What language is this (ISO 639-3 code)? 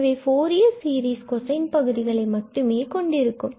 tam